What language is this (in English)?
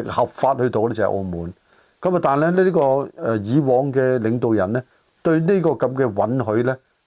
Chinese